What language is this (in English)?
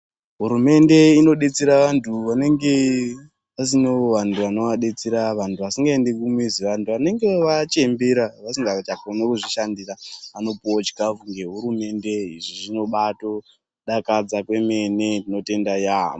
Ndau